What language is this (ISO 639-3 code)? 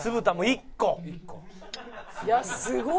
jpn